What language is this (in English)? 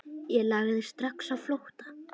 Icelandic